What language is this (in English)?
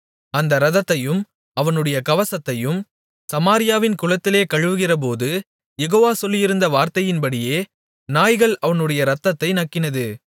Tamil